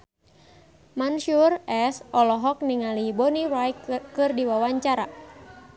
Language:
Sundanese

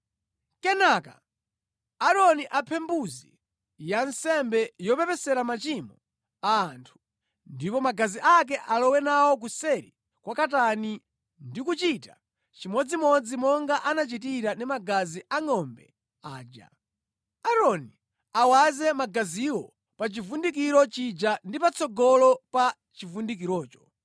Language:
Nyanja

